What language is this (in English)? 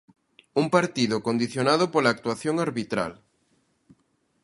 Galician